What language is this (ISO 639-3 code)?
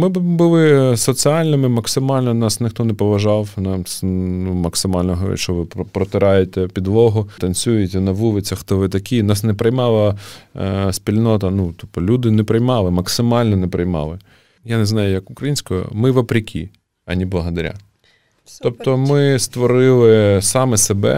ukr